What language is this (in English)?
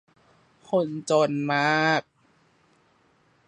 Thai